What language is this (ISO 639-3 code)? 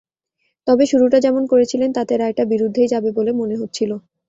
ben